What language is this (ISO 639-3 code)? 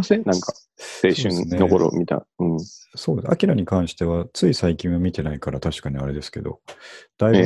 jpn